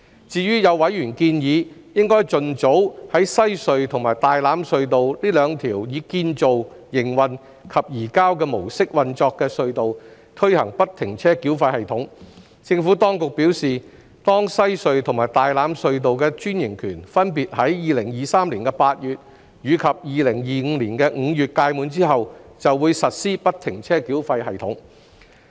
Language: Cantonese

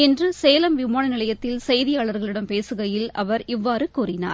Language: Tamil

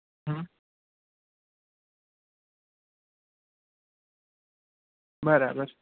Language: Gujarati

